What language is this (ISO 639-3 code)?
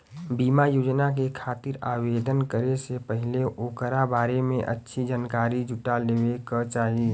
bho